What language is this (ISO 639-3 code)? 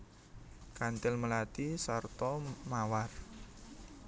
jav